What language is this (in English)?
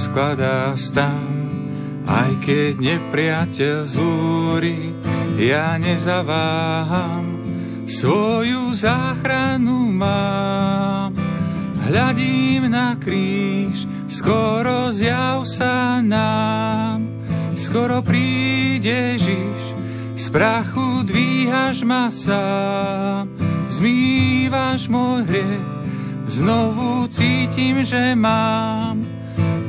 Slovak